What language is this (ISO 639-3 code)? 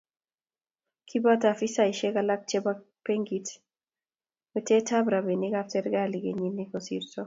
kln